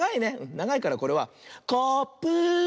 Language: Japanese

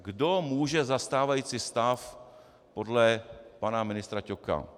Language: Czech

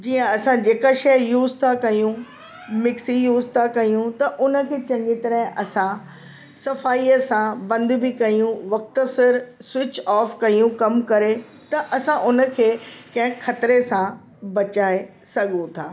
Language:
Sindhi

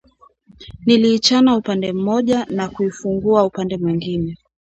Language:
Swahili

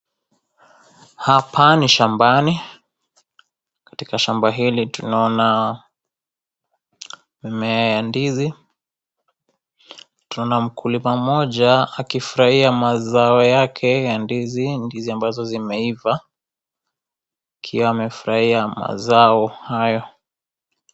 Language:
Swahili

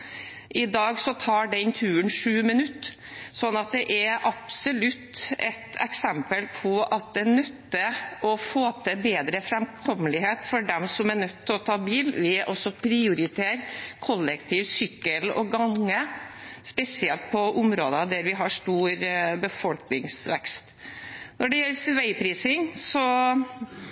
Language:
Norwegian Bokmål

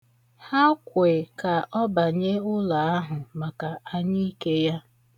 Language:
Igbo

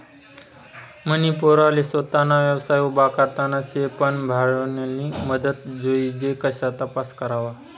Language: Marathi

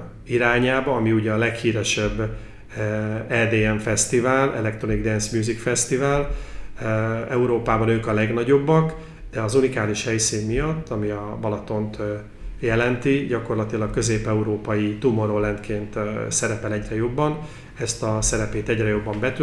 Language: Hungarian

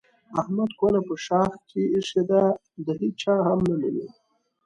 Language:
Pashto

